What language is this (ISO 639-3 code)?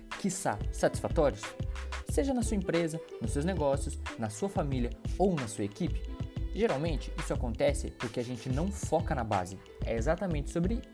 por